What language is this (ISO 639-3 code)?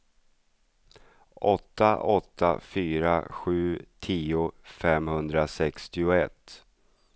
swe